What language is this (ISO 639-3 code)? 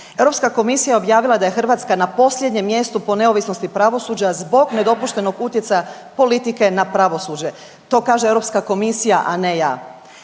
hrv